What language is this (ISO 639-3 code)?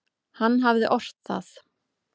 isl